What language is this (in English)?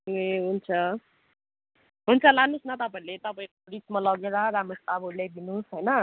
Nepali